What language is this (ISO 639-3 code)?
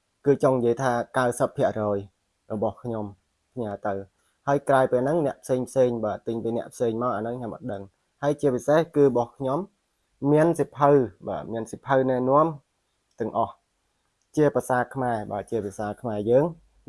vie